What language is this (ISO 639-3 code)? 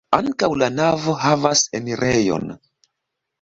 epo